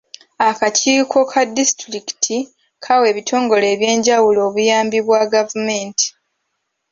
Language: Ganda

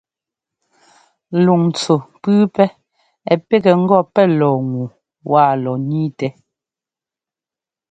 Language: Ngomba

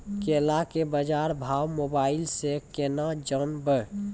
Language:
Maithili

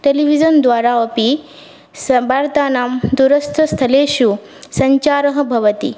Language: Sanskrit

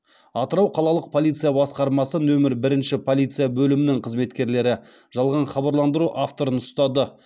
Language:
Kazakh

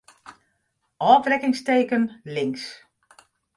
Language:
Western Frisian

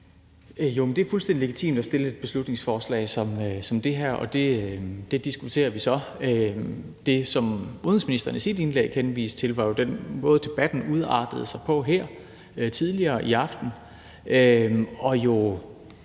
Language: Danish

